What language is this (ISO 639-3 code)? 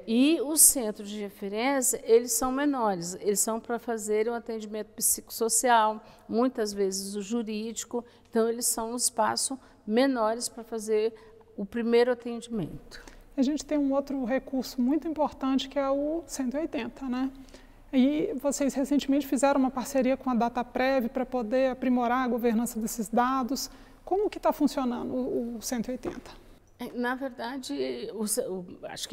por